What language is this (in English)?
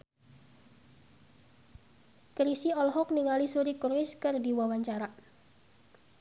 Sundanese